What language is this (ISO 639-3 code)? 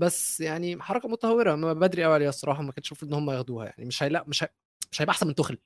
ara